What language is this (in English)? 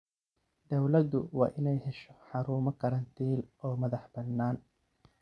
Somali